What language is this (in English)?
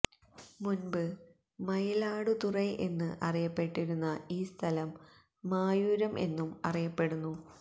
Malayalam